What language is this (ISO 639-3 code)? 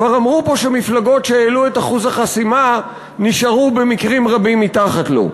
heb